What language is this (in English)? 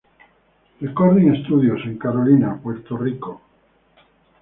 Spanish